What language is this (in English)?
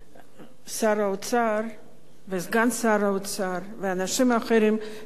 Hebrew